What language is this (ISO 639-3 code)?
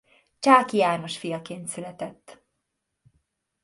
hun